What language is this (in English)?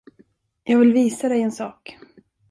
Swedish